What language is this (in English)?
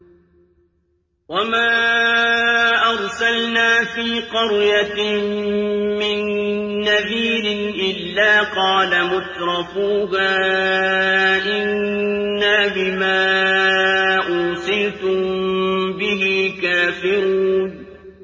Arabic